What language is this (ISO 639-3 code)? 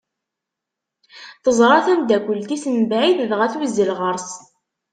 kab